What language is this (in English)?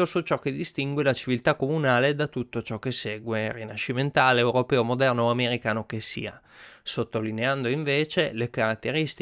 Italian